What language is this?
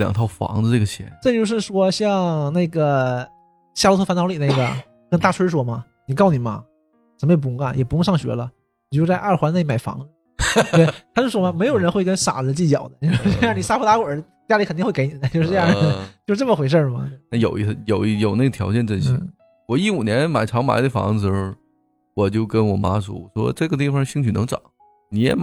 Chinese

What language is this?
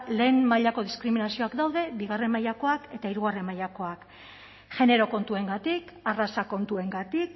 Basque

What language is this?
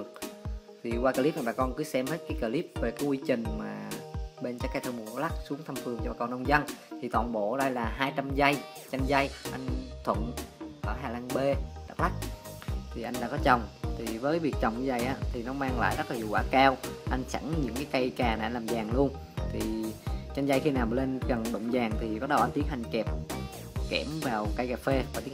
Vietnamese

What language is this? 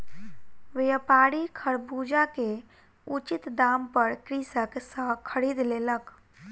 Maithili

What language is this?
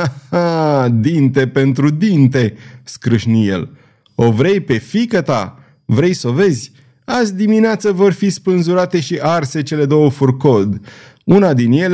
Romanian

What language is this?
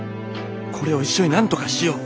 Japanese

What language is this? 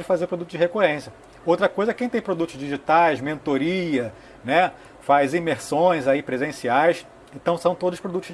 Portuguese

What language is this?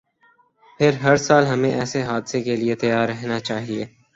Urdu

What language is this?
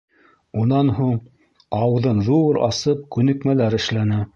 Bashkir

